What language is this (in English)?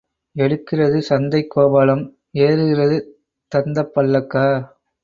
Tamil